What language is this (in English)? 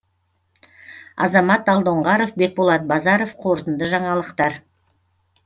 Kazakh